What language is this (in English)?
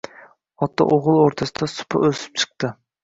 Uzbek